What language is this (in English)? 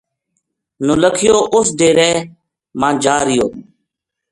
Gujari